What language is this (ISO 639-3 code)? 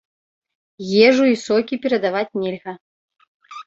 bel